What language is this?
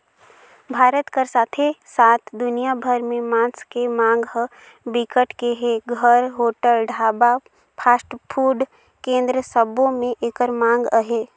Chhattisgarhi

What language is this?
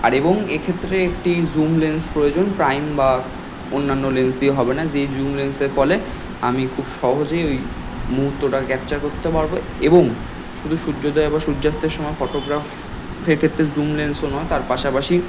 Bangla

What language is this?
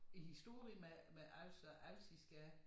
Danish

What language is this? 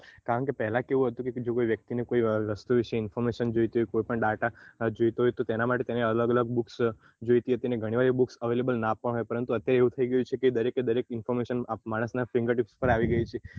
Gujarati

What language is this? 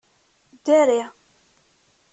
Kabyle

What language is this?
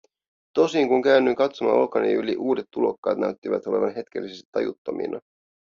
Finnish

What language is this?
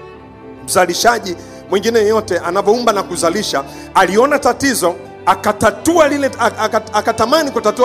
Swahili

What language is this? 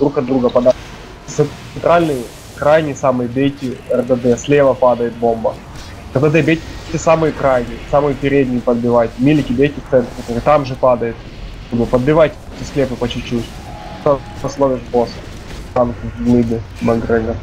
Russian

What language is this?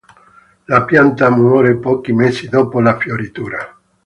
Italian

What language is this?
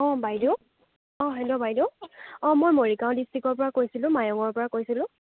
Assamese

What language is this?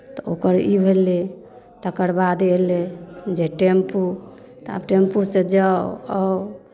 Maithili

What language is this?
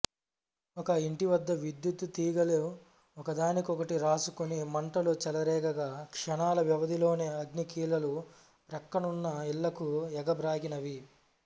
Telugu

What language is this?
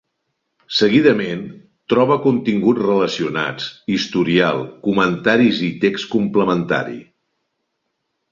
Catalan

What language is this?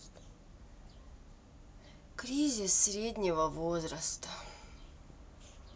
Russian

